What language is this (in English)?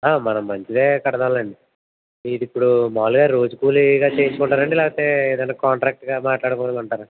Telugu